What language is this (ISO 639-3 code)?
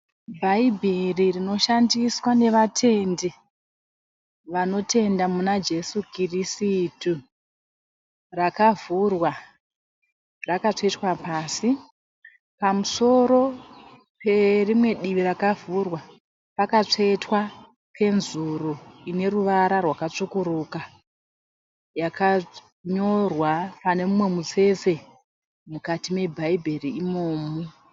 sna